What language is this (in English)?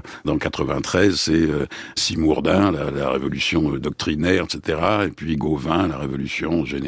French